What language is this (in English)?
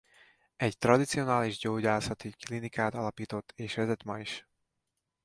Hungarian